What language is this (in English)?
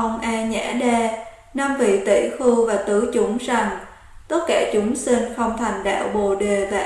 Vietnamese